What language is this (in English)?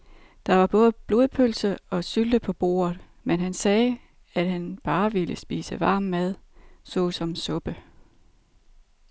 Danish